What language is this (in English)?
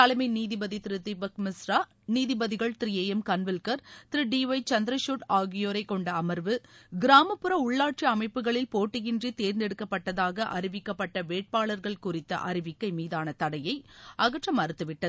Tamil